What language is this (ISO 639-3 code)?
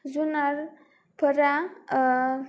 brx